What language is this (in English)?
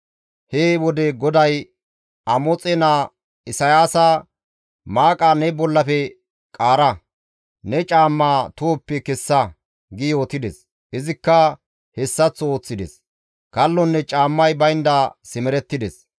Gamo